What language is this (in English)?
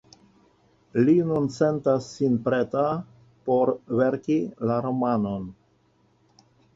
Esperanto